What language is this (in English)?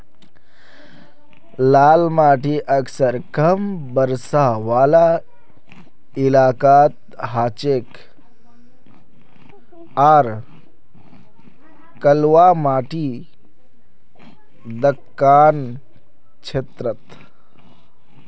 Magahi